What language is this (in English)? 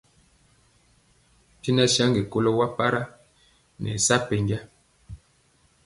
Mpiemo